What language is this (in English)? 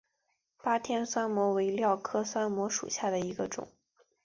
Chinese